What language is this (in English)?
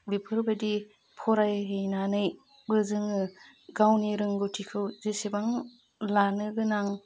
Bodo